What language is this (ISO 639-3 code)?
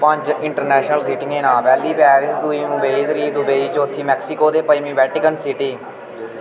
doi